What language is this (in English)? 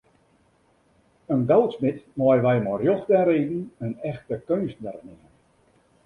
Western Frisian